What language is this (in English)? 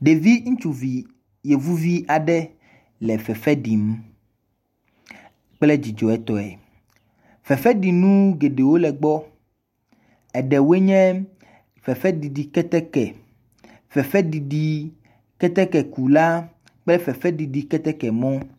Ewe